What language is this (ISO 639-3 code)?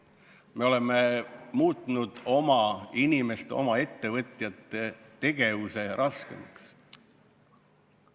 est